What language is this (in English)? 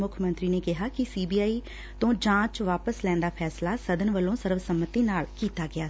Punjabi